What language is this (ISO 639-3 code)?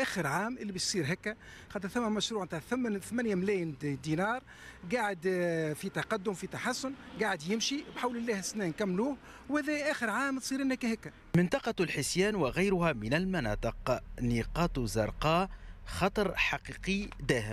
ara